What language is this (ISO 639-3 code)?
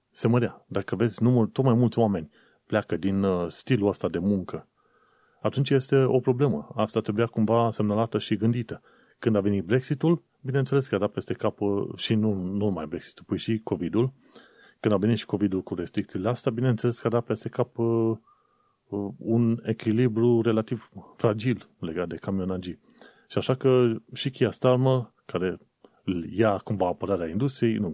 ron